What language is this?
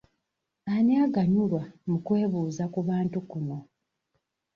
Ganda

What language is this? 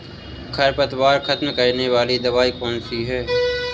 Hindi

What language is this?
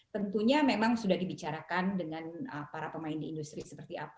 Indonesian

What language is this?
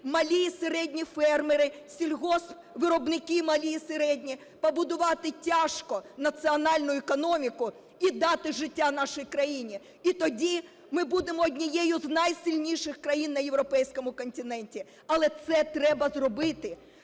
Ukrainian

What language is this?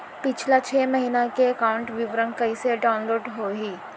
Chhattisgarhi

